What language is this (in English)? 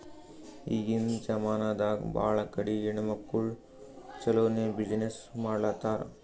Kannada